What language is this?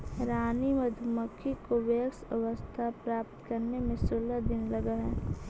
Magahi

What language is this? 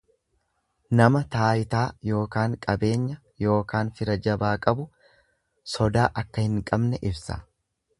Oromo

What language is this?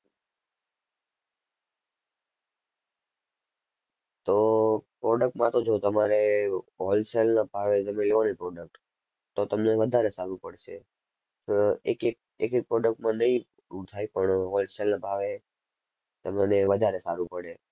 Gujarati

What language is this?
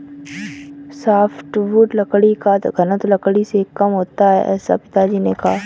Hindi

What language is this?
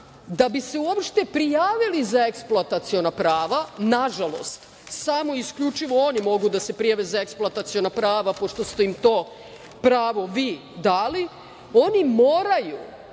Serbian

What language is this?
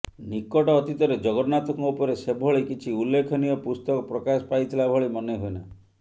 Odia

